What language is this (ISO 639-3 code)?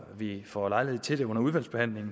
dan